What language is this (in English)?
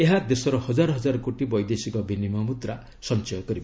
Odia